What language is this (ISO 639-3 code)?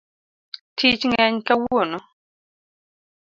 luo